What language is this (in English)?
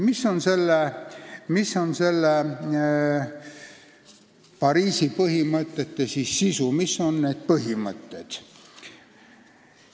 Estonian